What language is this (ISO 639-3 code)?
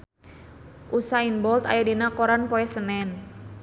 sun